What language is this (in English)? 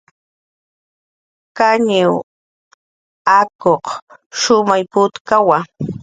Jaqaru